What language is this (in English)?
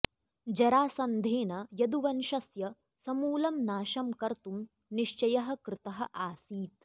Sanskrit